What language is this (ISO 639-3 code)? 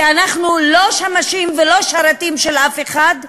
heb